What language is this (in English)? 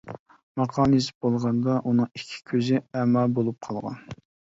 Uyghur